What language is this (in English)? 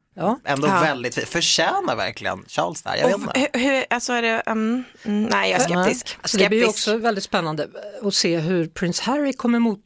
Swedish